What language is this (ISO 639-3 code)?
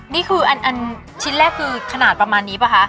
tha